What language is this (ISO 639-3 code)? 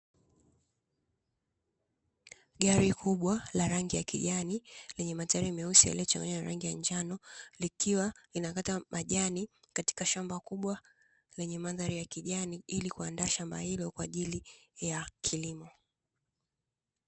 swa